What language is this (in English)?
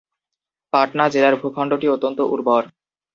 Bangla